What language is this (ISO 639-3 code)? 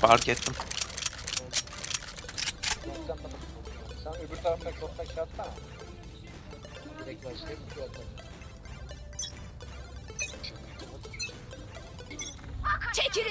tur